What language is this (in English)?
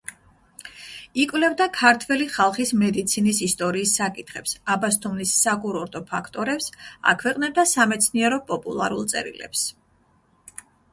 Georgian